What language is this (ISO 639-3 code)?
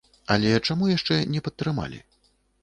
bel